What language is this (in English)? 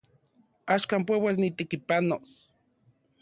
Central Puebla Nahuatl